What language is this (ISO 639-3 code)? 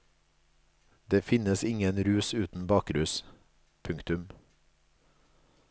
nor